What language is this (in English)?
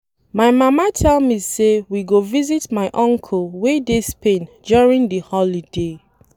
Nigerian Pidgin